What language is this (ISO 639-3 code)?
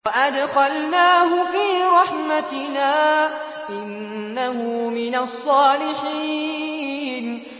ara